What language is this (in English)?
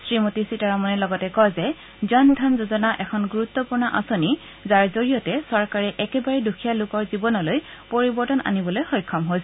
Assamese